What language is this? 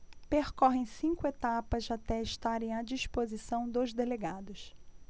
Portuguese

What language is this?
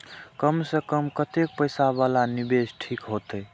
Maithili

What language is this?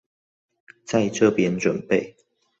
Chinese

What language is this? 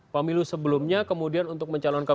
Indonesian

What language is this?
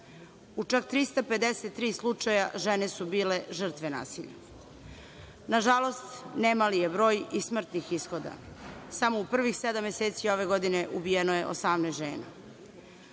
Serbian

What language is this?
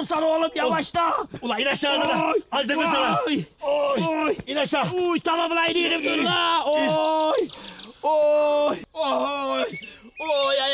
Turkish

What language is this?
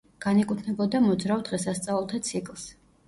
Georgian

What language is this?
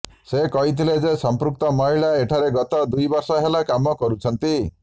Odia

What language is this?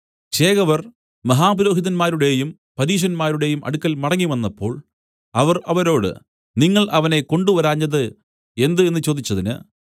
Malayalam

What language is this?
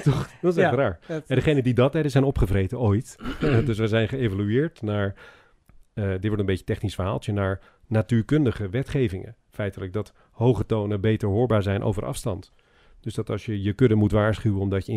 Dutch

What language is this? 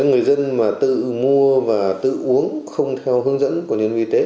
Vietnamese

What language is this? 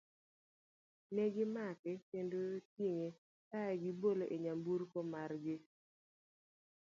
Luo (Kenya and Tanzania)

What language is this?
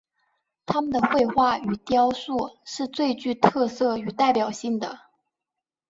Chinese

